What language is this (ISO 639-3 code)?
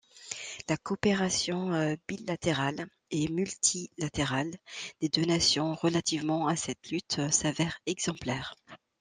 fra